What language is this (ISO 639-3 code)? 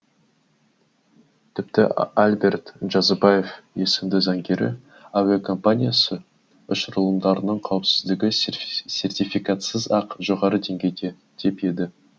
kaz